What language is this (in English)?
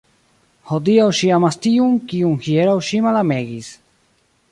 Esperanto